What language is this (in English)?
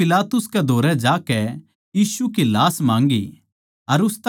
Haryanvi